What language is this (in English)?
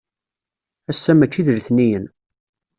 Kabyle